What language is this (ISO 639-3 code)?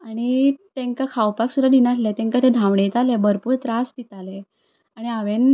kok